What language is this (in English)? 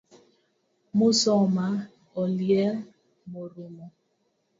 Luo (Kenya and Tanzania)